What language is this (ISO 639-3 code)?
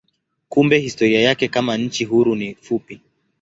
swa